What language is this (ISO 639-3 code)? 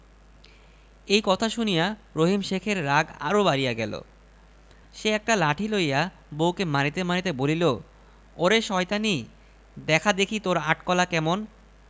ben